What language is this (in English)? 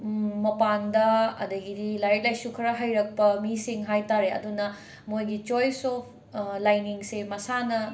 Manipuri